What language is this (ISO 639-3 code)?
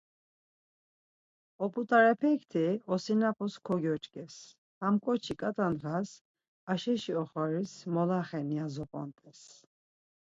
lzz